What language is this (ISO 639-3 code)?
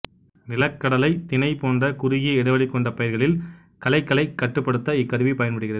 tam